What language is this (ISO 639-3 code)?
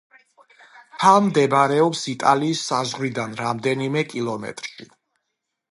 kat